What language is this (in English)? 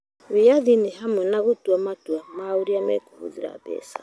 Kikuyu